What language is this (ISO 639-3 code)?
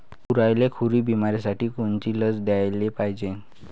mar